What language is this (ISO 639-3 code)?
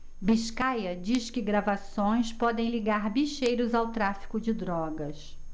por